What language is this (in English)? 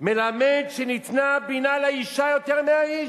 Hebrew